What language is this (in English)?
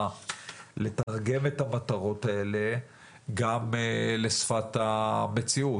Hebrew